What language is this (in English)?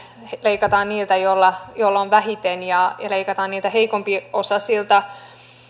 Finnish